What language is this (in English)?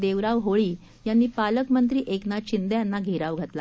Marathi